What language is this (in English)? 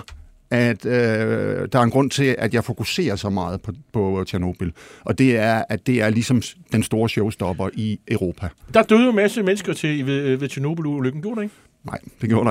Danish